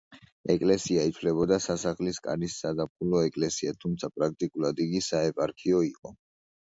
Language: Georgian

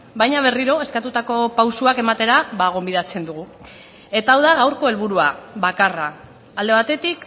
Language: Basque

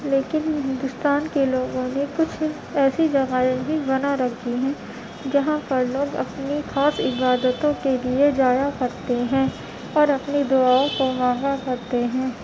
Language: Urdu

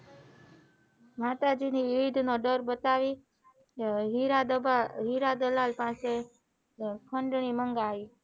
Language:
Gujarati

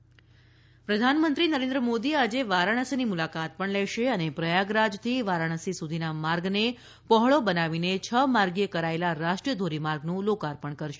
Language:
Gujarati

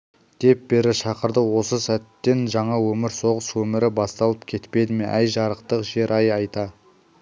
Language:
Kazakh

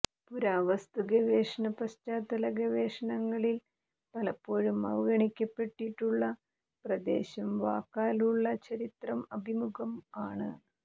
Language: Malayalam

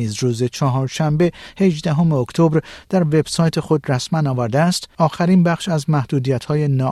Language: Persian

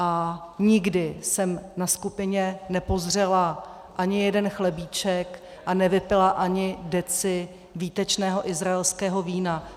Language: Czech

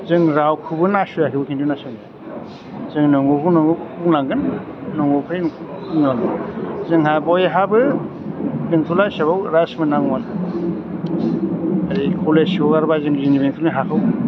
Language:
Bodo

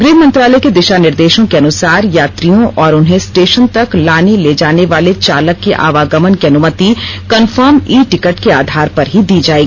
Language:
Hindi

